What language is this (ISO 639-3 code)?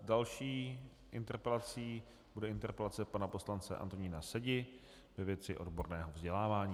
ces